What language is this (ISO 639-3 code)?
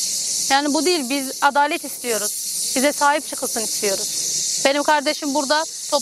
tur